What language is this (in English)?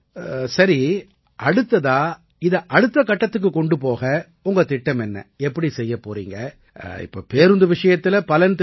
Tamil